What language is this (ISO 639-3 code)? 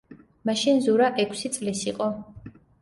kat